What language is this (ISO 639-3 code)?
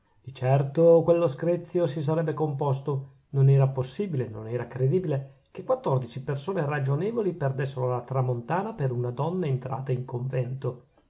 ita